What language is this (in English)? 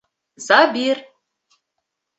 Bashkir